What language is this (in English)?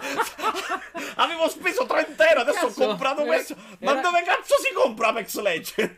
Italian